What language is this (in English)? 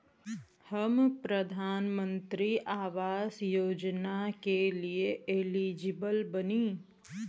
Bhojpuri